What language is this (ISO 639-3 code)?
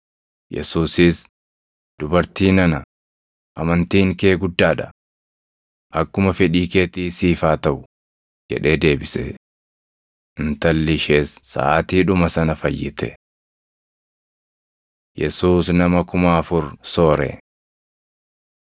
orm